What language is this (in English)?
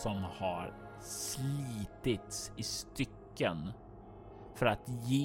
Swedish